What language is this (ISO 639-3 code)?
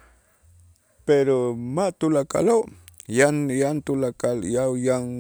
itz